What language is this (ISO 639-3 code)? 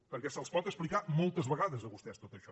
cat